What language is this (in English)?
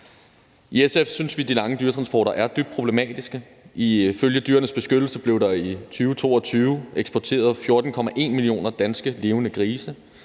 Danish